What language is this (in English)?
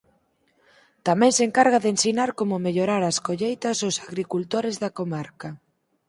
Galician